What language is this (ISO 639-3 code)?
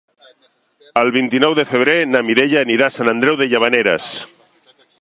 cat